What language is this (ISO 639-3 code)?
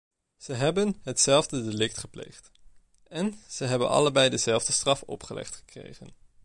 nld